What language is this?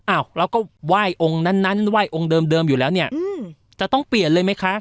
Thai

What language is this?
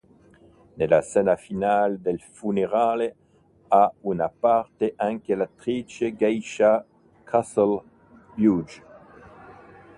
Italian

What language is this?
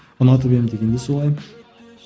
Kazakh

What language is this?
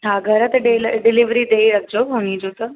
Sindhi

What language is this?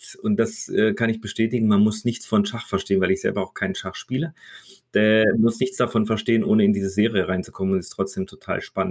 German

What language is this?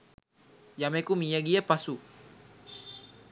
Sinhala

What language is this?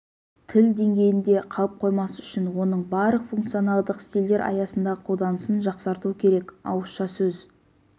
Kazakh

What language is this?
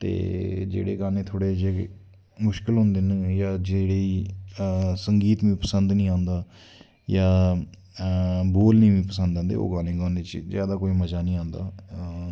Dogri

